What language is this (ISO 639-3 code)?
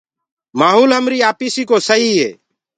ggg